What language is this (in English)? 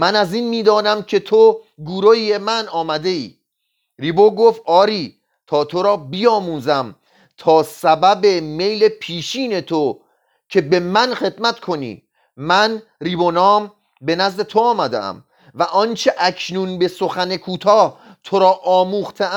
Persian